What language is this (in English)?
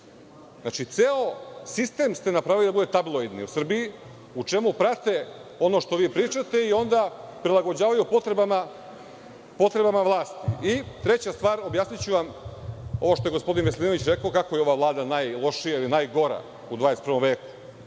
Serbian